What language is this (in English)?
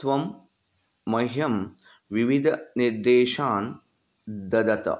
Sanskrit